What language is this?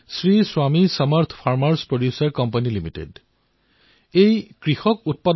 Assamese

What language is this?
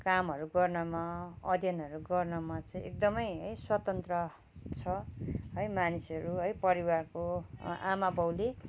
Nepali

